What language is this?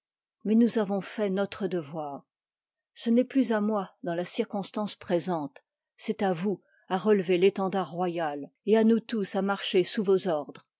French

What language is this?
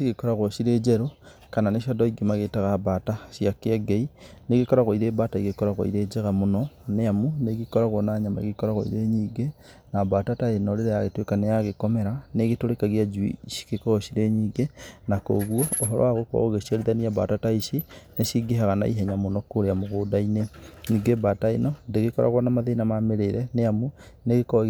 Kikuyu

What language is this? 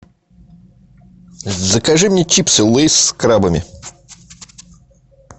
Russian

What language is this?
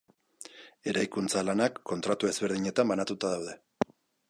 Basque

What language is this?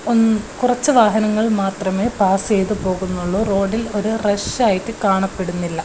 Malayalam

